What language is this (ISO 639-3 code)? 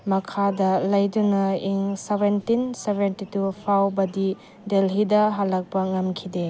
mni